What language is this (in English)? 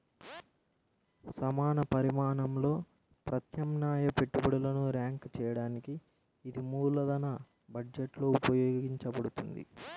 Telugu